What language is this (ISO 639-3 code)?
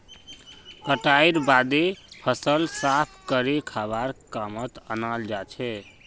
mag